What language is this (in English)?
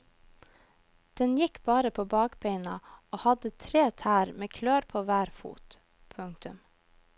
Norwegian